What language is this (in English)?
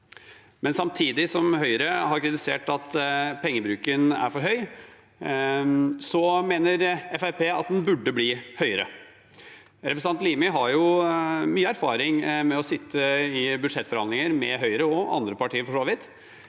Norwegian